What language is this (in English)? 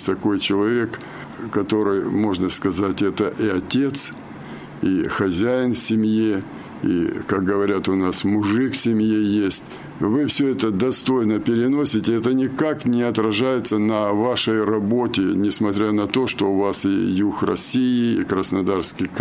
Russian